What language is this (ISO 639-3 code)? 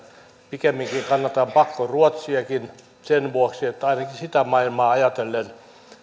fin